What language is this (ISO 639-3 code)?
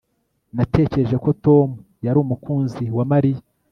kin